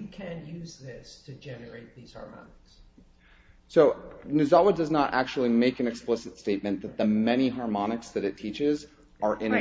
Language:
English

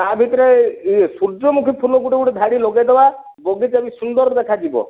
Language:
Odia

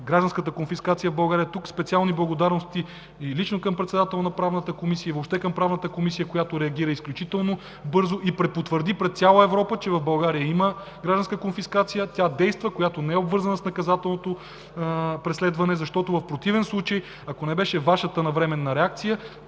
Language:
Bulgarian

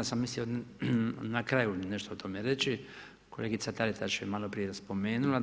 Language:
Croatian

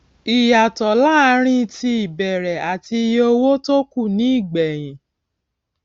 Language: Yoruba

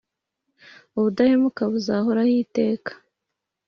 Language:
Kinyarwanda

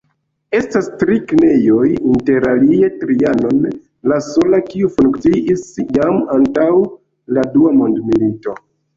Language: Esperanto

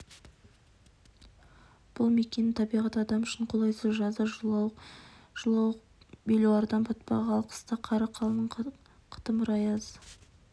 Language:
Kazakh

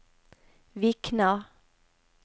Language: Norwegian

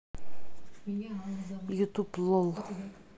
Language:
Russian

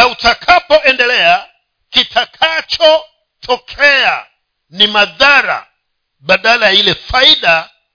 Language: Swahili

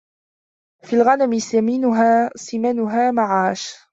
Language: Arabic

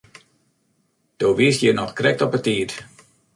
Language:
Western Frisian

